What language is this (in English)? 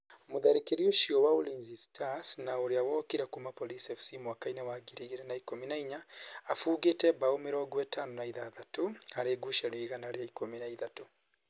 Kikuyu